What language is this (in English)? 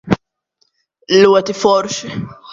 Latvian